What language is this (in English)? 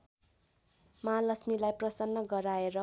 Nepali